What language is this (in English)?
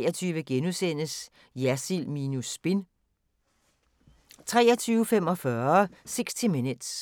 Danish